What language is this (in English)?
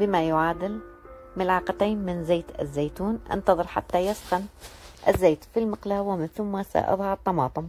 Arabic